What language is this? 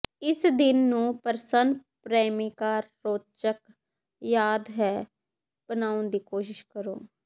Punjabi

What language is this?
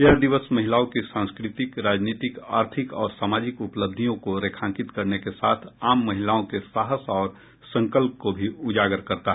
Hindi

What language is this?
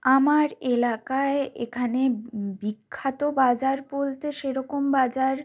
Bangla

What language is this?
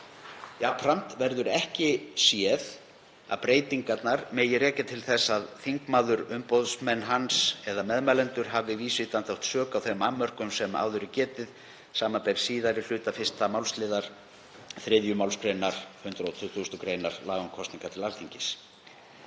Icelandic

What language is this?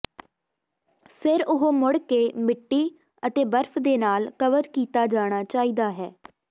Punjabi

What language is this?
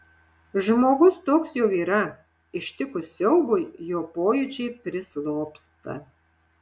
Lithuanian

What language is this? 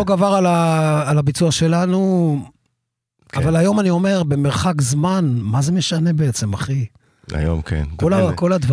Hebrew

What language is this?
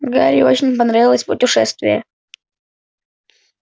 Russian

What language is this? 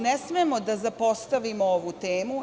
Serbian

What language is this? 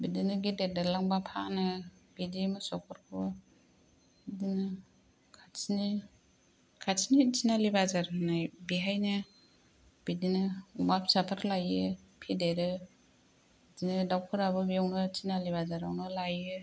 Bodo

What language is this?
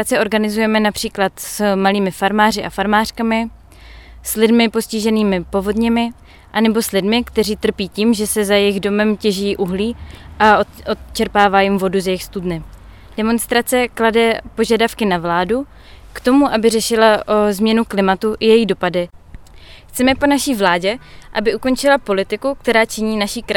Czech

